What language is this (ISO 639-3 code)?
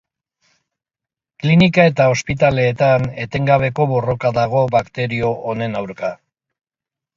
eus